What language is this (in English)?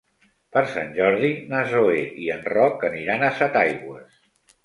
Catalan